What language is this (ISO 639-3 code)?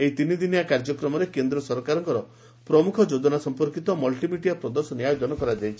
ori